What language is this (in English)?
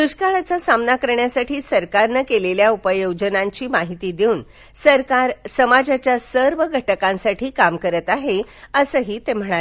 Marathi